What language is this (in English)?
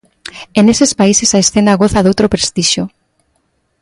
Galician